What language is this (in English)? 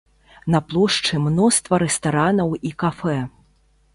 Belarusian